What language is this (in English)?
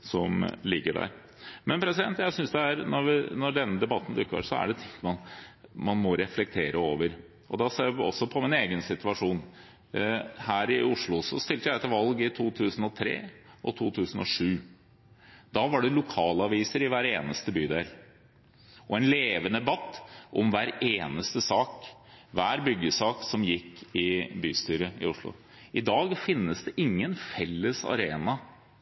Norwegian Bokmål